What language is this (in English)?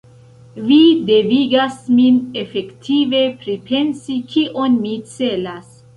Esperanto